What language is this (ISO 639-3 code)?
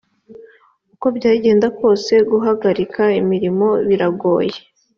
kin